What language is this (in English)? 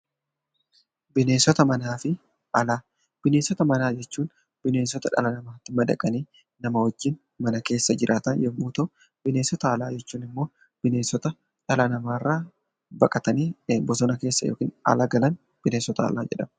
Oromo